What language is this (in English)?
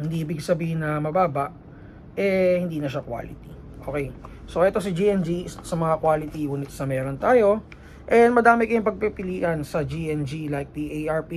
Filipino